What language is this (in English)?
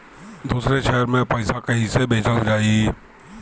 Bhojpuri